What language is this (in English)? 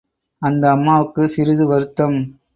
Tamil